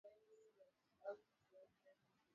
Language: Swahili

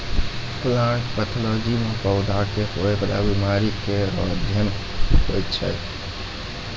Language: Maithili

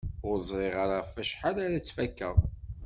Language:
Kabyle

